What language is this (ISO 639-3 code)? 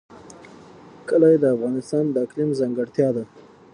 pus